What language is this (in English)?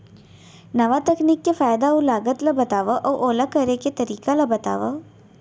Chhattisgarhi